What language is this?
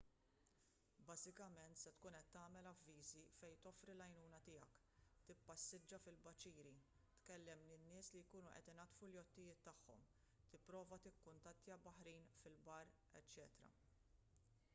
Maltese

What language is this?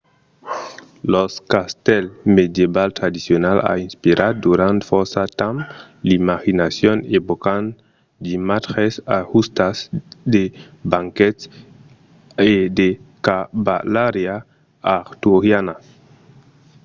Occitan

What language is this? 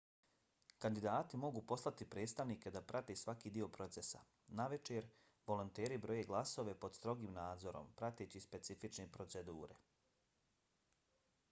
Bosnian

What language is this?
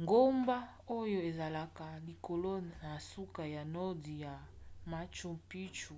Lingala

